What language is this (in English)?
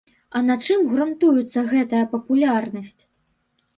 Belarusian